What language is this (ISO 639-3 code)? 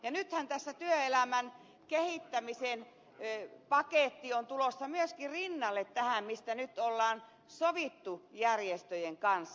fin